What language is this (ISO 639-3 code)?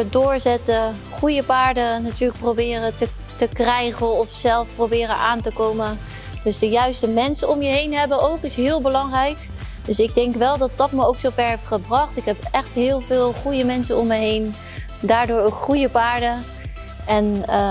nld